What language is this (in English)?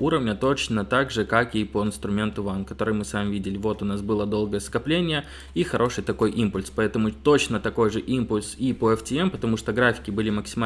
Russian